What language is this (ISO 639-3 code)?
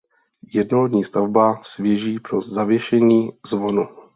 ces